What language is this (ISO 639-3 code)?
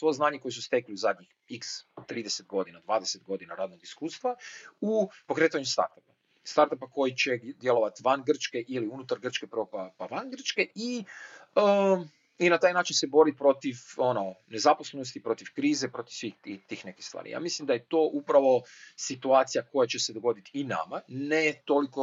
hrv